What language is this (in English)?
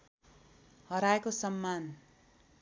Nepali